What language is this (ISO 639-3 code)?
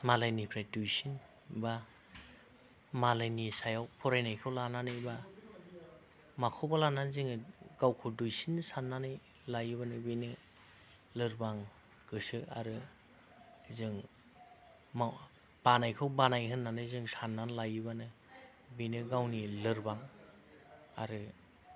brx